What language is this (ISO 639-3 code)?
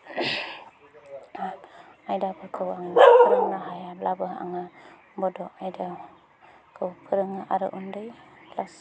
brx